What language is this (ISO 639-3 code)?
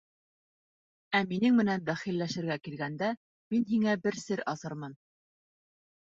bak